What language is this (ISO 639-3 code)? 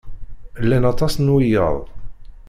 kab